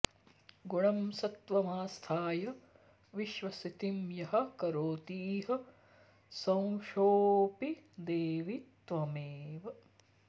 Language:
Sanskrit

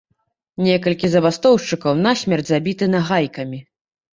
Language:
Belarusian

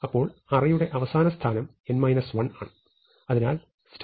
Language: Malayalam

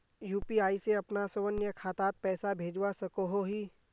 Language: Magahi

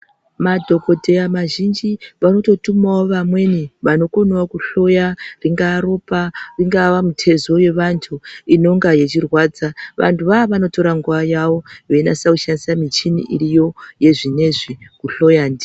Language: Ndau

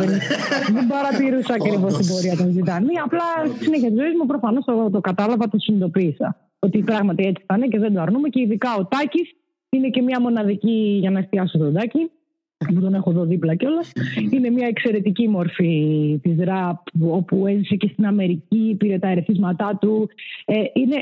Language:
Greek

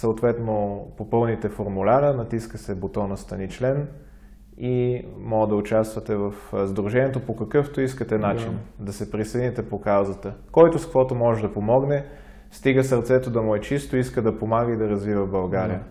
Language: Bulgarian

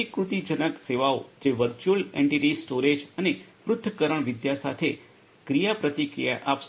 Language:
Gujarati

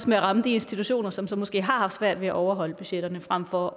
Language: Danish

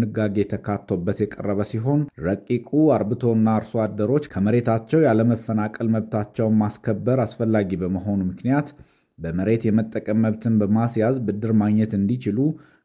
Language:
Amharic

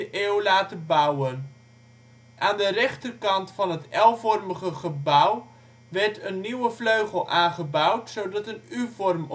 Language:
Dutch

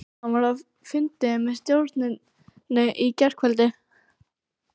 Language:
Icelandic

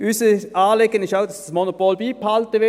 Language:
Swiss German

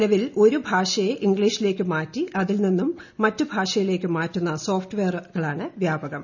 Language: Malayalam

